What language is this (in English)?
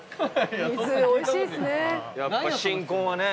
Japanese